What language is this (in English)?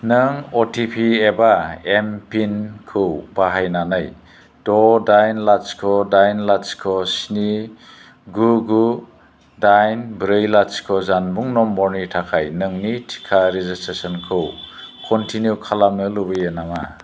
Bodo